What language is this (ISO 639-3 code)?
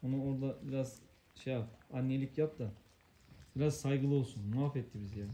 tur